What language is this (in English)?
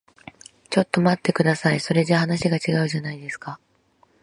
Japanese